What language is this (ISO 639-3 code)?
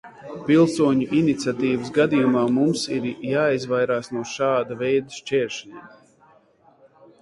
lav